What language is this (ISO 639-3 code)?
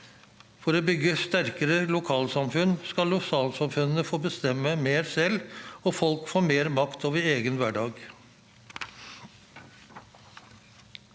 nor